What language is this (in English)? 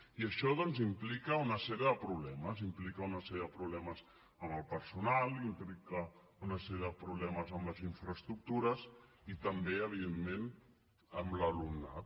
Catalan